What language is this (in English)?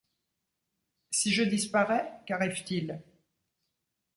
French